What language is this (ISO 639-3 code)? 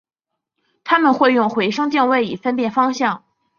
zho